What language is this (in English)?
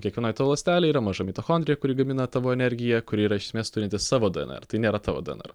Lithuanian